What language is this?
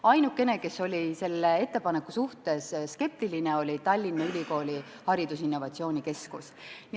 Estonian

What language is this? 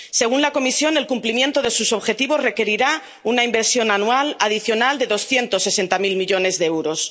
Spanish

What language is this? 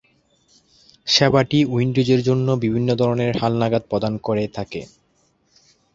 Bangla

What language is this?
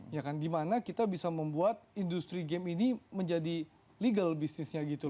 Indonesian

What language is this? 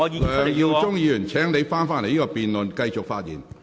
Cantonese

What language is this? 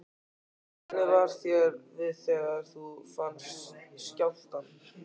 Icelandic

